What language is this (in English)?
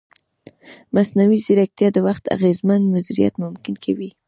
Pashto